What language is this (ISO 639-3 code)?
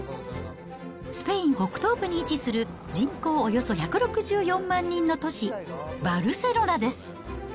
jpn